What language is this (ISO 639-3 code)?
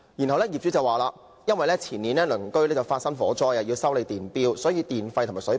yue